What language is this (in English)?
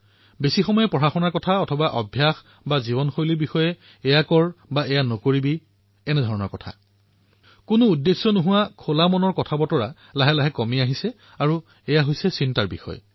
Assamese